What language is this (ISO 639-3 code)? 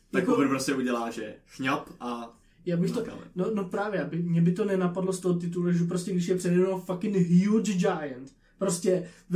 ces